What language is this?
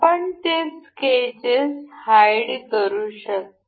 Marathi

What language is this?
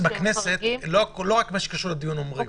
Hebrew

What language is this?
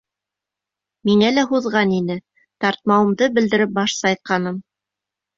Bashkir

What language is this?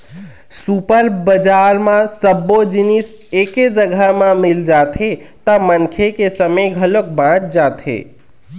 Chhattisgarhi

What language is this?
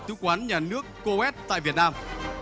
Vietnamese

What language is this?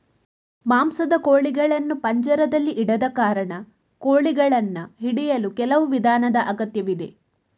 Kannada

